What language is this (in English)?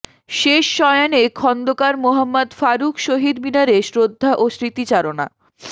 Bangla